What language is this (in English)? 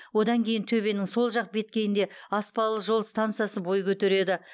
Kazakh